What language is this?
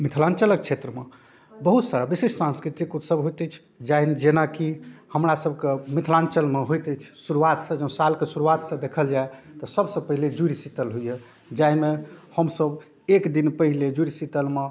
Maithili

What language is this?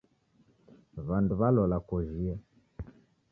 Taita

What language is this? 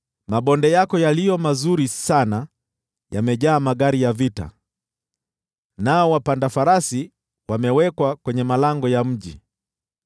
Swahili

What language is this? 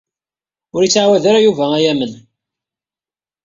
Kabyle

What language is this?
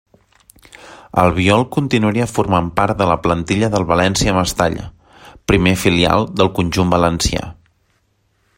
Catalan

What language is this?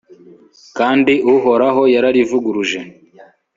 Kinyarwanda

